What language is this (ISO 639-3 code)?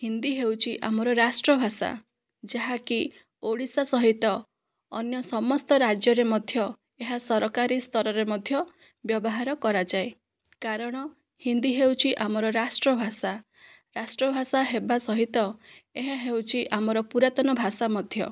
ori